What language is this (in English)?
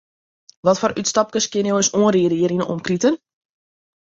Western Frisian